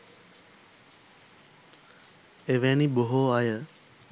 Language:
Sinhala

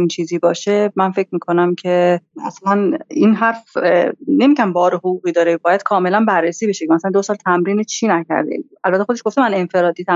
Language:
Persian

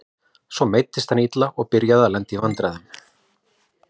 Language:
Icelandic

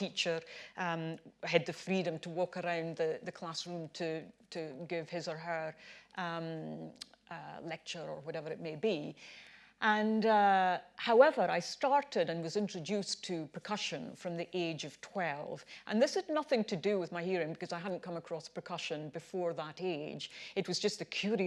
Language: English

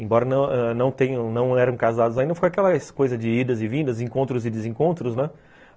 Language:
Portuguese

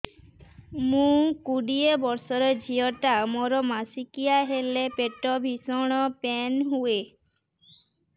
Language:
Odia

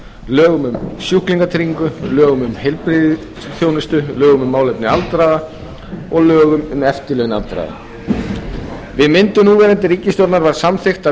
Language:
Icelandic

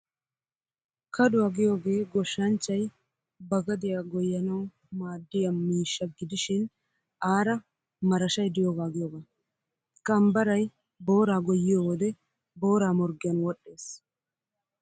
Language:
Wolaytta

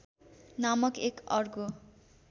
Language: Nepali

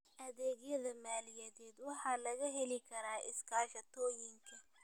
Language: Somali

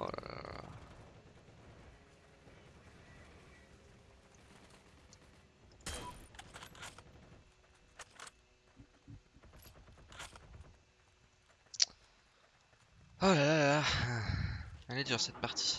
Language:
French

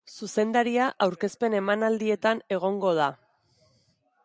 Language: Basque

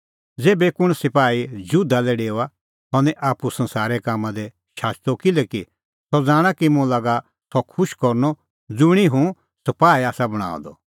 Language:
Kullu Pahari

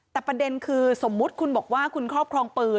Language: Thai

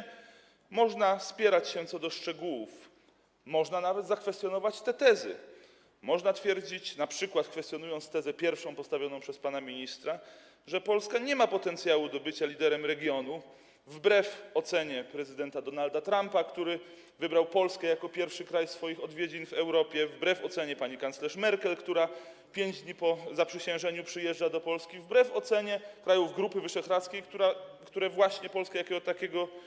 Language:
Polish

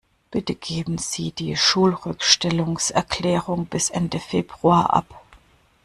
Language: German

